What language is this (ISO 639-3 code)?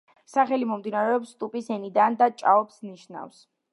kat